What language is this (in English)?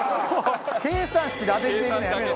Japanese